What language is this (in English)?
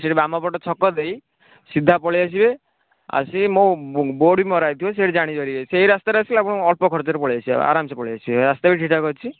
Odia